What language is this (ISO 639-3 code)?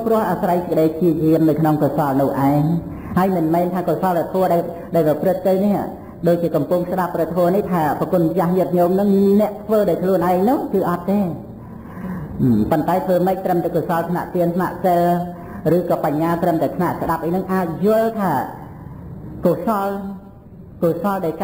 vie